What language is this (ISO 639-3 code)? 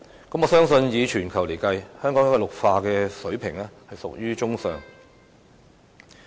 yue